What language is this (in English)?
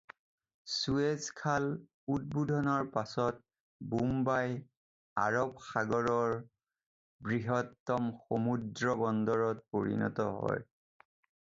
Assamese